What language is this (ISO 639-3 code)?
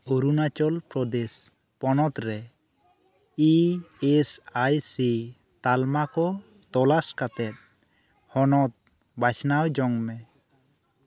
sat